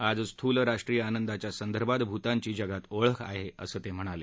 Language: Marathi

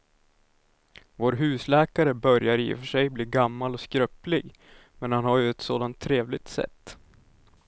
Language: Swedish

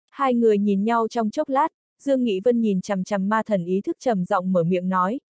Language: Vietnamese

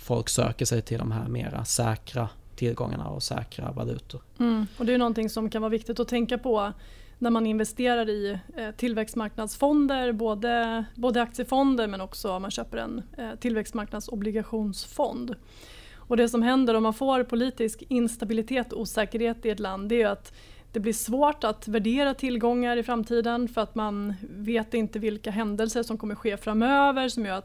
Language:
Swedish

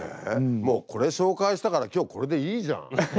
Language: Japanese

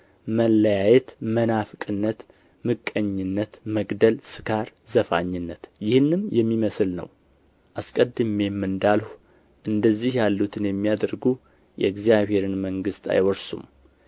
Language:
Amharic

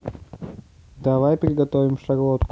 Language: Russian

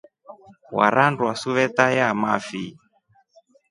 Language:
Rombo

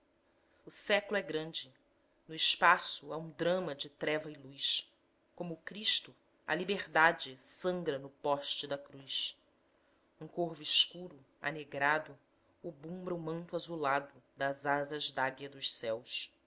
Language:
Portuguese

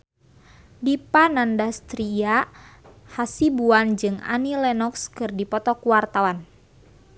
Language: Sundanese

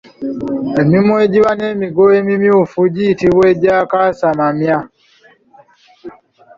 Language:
Ganda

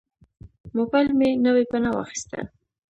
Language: Pashto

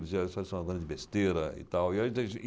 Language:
Portuguese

